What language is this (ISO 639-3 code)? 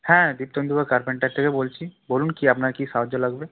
ben